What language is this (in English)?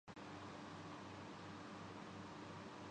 Urdu